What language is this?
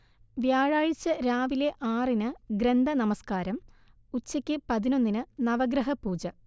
Malayalam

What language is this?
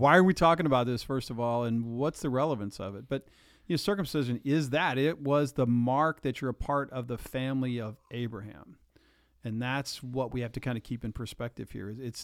English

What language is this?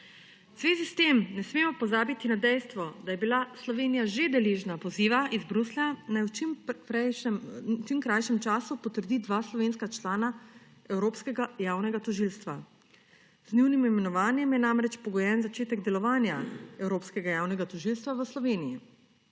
Slovenian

